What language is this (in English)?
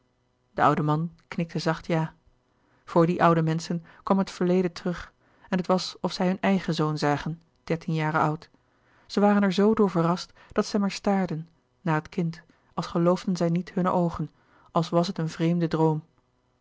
Dutch